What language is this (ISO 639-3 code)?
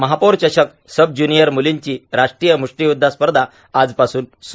mar